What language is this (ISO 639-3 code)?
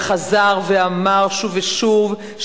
heb